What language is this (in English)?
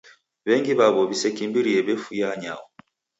Taita